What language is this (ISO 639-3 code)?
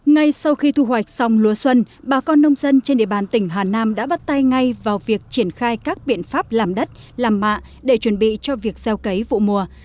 vie